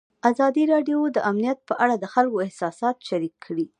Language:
Pashto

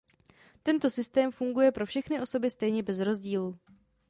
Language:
Czech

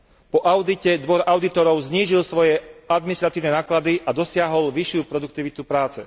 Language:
Slovak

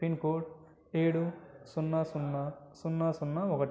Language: Telugu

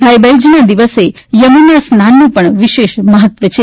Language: Gujarati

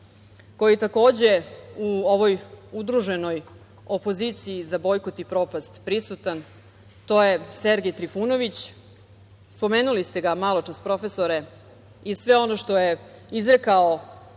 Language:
Serbian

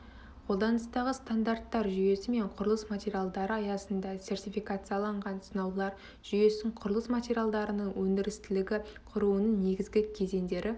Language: Kazakh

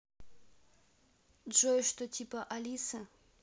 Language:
Russian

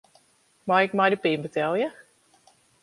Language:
Western Frisian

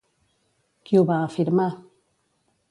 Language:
Catalan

